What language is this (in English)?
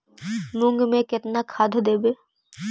Magahi